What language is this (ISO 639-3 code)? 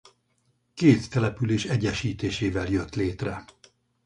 hun